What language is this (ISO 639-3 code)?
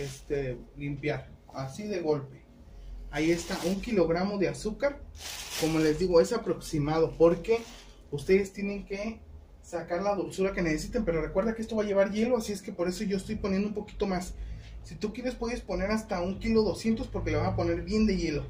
spa